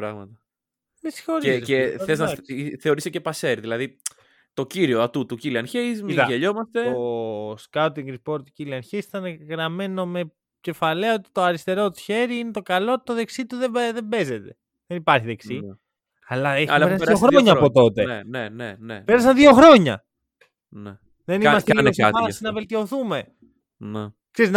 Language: Greek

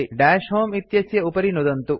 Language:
Sanskrit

